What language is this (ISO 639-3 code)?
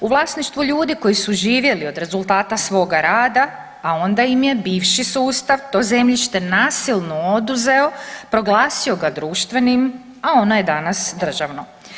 hrv